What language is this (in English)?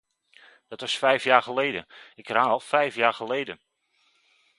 Dutch